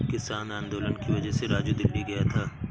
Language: Hindi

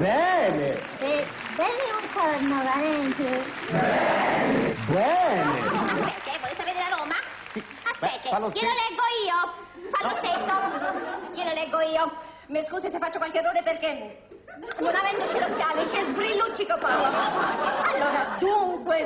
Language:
Italian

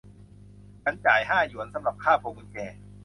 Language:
Thai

